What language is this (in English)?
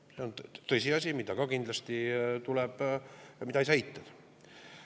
Estonian